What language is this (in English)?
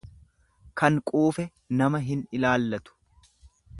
Oromo